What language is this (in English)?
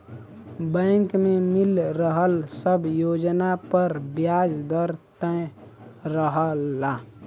Bhojpuri